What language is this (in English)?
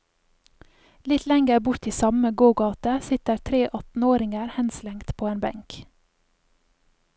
Norwegian